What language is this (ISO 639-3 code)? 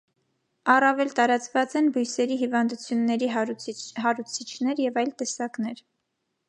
hye